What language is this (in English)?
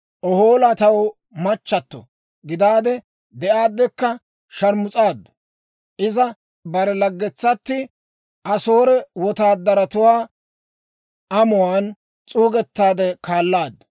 Dawro